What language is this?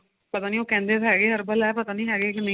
Punjabi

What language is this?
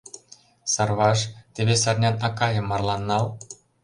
Mari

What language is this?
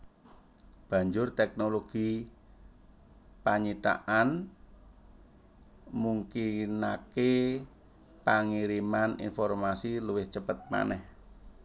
Javanese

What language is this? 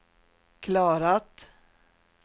Swedish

